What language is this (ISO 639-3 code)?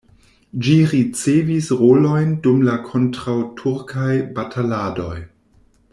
epo